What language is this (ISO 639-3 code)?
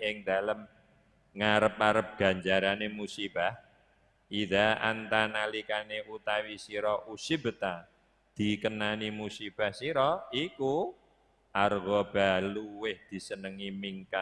ind